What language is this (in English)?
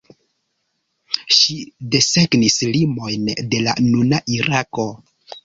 Esperanto